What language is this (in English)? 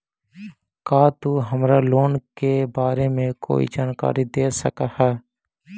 Magahi